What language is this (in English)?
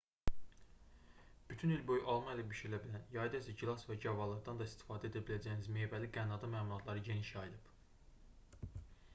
Azerbaijani